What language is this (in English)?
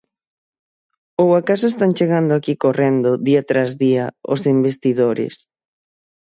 Galician